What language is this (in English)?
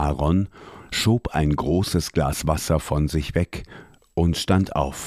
German